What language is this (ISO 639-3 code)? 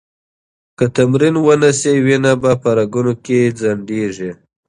pus